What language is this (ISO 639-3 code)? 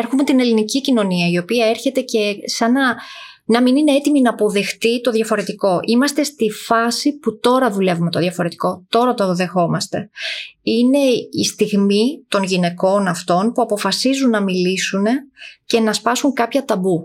ell